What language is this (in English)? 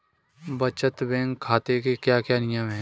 Hindi